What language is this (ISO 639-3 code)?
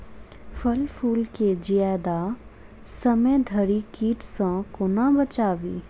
mai